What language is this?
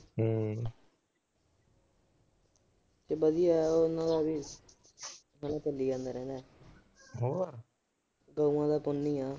Punjabi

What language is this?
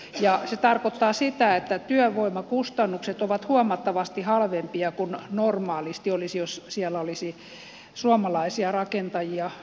Finnish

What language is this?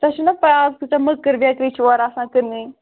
Kashmiri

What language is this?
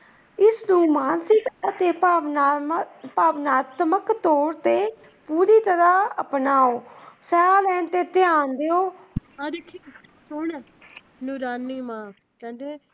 Punjabi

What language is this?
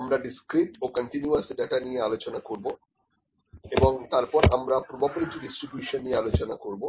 Bangla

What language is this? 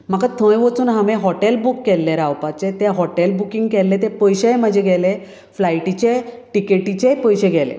Konkani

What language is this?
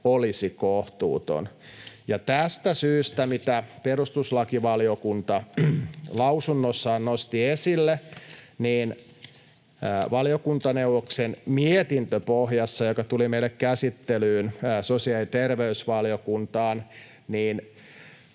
Finnish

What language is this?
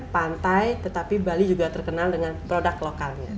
Indonesian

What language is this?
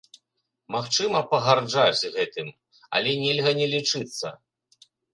Belarusian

